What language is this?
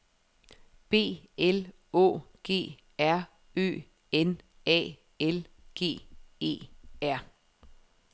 Danish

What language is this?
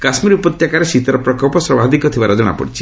Odia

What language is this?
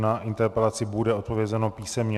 Czech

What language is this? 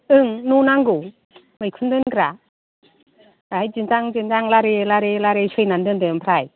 Bodo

